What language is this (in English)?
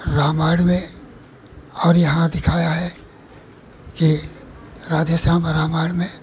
Hindi